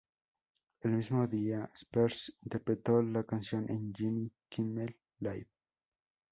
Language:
Spanish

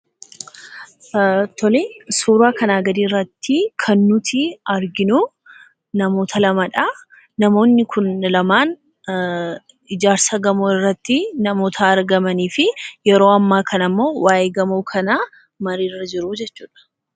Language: Oromo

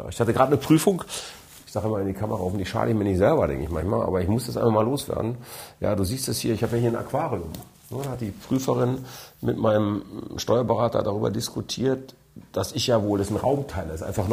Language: German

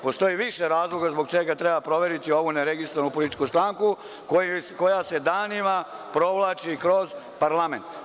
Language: Serbian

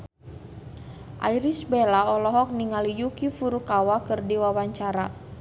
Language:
Sundanese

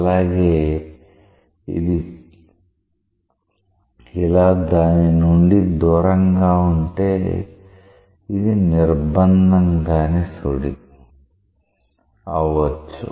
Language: Telugu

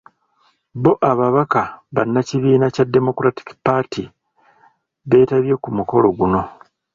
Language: Ganda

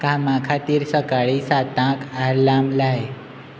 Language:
Konkani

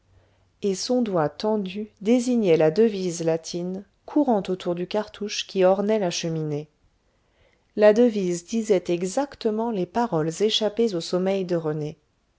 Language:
French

